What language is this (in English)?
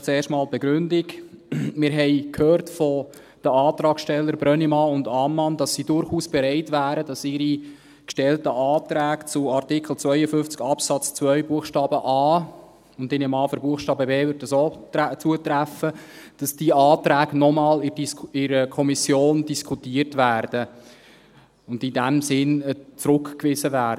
Swiss German